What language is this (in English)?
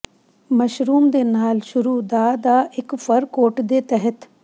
Punjabi